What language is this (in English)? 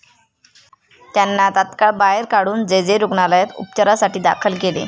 Marathi